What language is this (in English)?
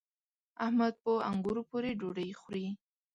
Pashto